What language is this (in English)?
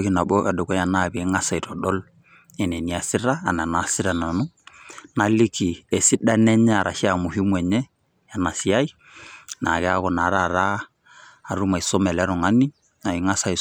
Masai